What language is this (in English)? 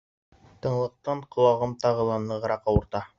Bashkir